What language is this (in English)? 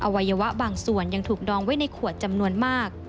Thai